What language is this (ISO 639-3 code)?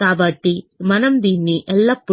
tel